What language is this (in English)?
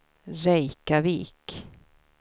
Swedish